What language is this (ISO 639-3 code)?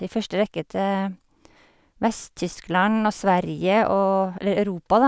nor